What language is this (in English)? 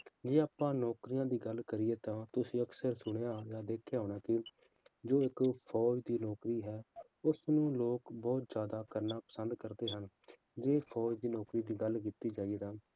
Punjabi